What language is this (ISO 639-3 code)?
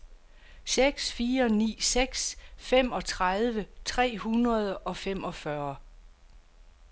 dan